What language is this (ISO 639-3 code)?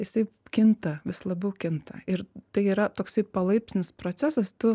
lit